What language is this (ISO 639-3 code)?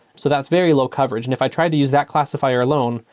eng